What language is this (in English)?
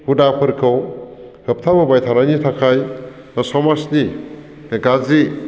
Bodo